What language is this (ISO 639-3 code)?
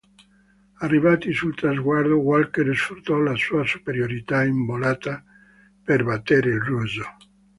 ita